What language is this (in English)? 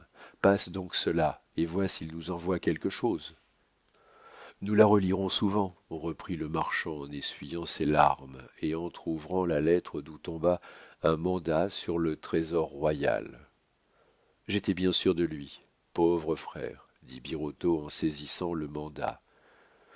French